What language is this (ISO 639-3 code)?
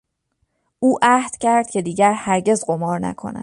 fas